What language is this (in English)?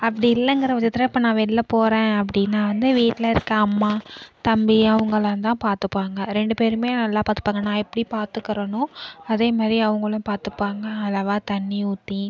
Tamil